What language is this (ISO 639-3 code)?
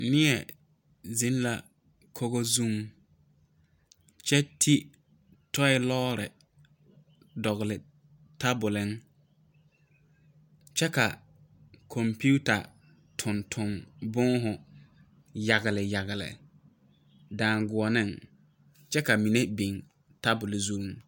dga